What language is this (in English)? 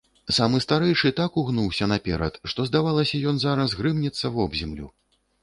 Belarusian